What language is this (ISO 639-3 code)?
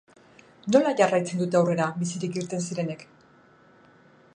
eus